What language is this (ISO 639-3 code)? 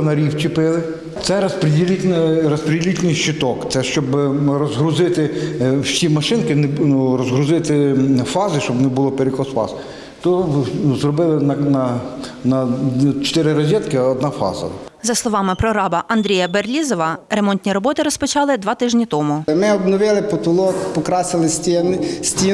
ukr